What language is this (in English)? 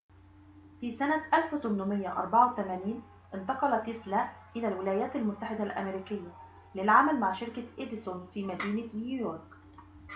Arabic